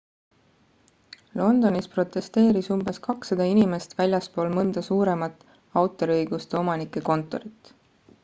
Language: Estonian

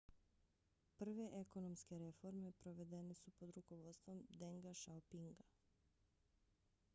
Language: Bosnian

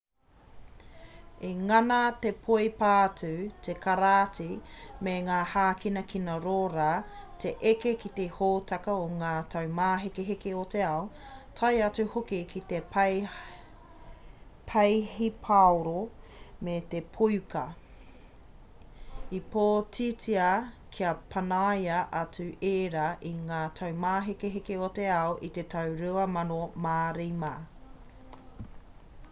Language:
Māori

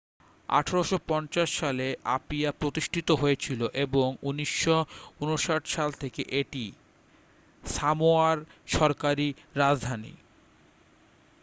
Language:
Bangla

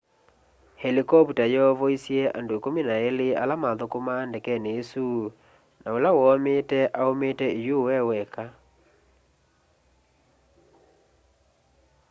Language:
Kamba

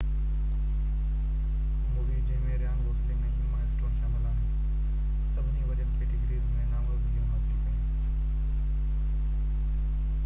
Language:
Sindhi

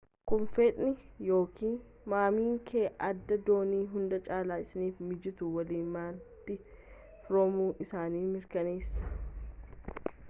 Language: Oromo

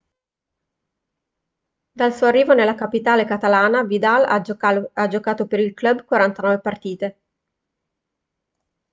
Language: Italian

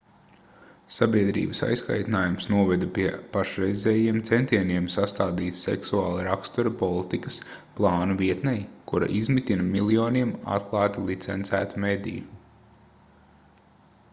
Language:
Latvian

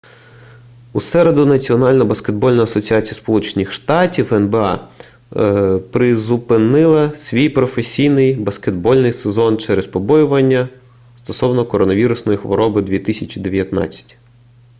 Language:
Ukrainian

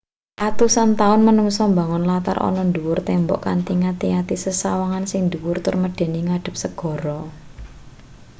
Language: Javanese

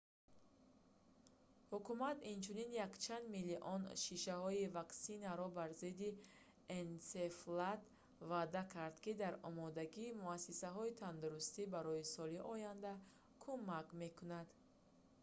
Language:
Tajik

